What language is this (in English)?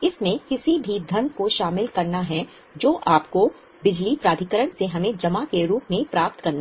Hindi